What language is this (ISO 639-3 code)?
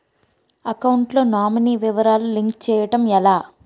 tel